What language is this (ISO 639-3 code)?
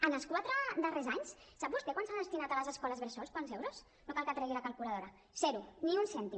cat